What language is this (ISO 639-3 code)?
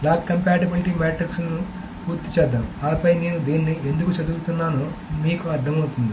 tel